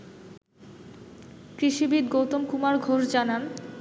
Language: Bangla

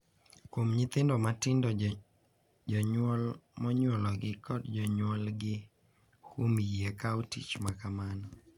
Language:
Luo (Kenya and Tanzania)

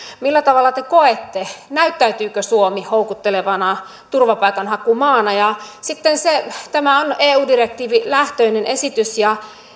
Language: Finnish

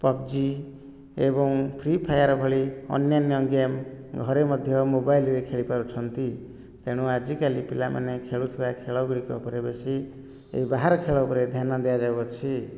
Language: Odia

